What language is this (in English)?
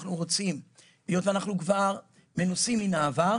Hebrew